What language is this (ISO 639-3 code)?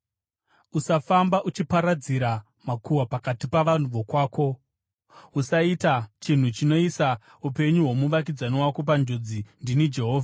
sna